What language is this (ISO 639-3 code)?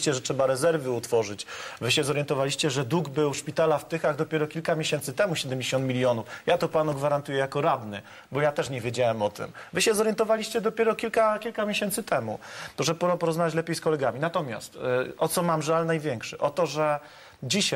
pol